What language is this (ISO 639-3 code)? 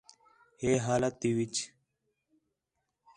xhe